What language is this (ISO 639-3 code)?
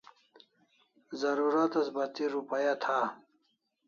kls